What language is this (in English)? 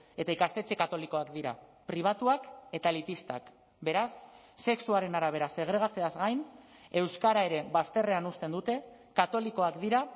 Basque